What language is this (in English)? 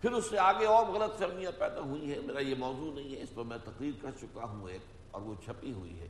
Urdu